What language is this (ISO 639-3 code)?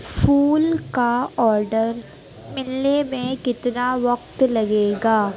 urd